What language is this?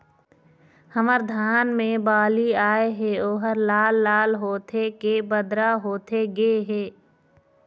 Chhattisgarhi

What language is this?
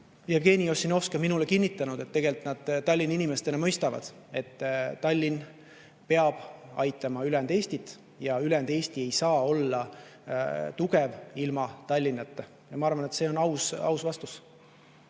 Estonian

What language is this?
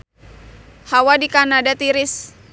Sundanese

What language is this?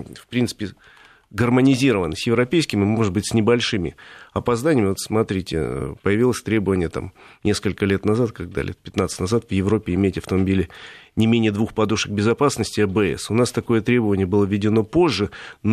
Russian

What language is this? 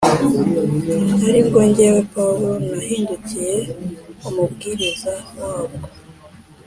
Kinyarwanda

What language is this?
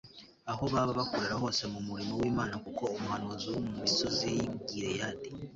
Kinyarwanda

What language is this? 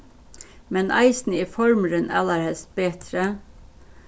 Faroese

